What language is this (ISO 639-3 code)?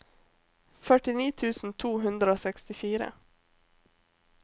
nor